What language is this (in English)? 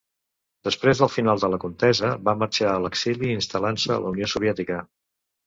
Catalan